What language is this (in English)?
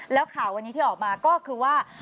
Thai